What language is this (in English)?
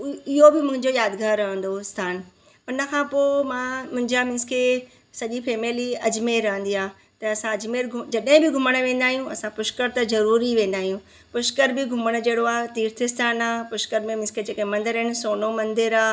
Sindhi